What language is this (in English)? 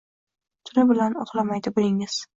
Uzbek